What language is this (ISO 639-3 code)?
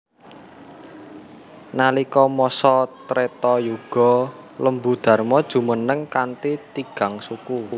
jav